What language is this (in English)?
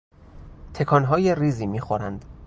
Persian